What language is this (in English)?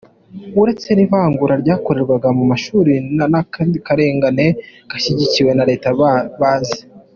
Kinyarwanda